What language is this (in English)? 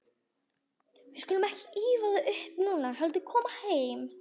Icelandic